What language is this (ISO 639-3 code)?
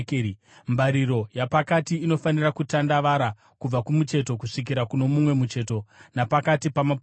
sna